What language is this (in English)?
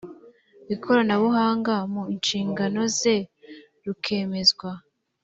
Kinyarwanda